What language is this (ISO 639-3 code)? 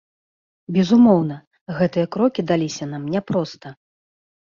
bel